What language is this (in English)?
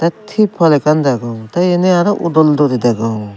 Chakma